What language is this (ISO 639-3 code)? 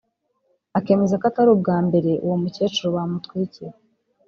kin